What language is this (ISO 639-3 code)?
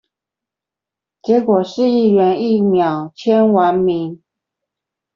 zho